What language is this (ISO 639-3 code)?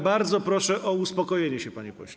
pol